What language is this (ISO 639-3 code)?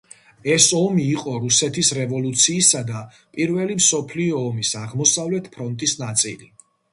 kat